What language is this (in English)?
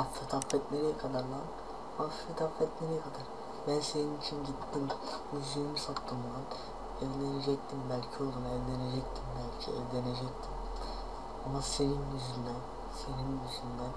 Turkish